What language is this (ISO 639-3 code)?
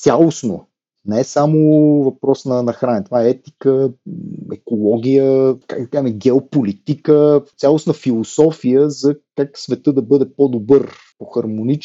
bul